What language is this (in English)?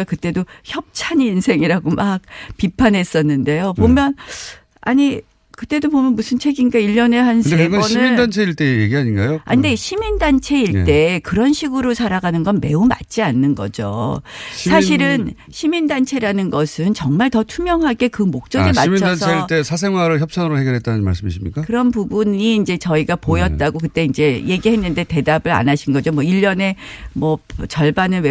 Korean